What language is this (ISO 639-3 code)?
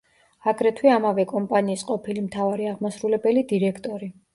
kat